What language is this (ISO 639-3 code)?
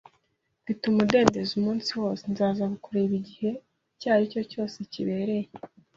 kin